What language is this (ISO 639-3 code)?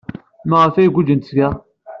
kab